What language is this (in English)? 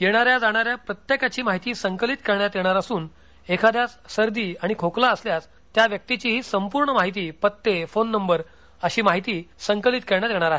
Marathi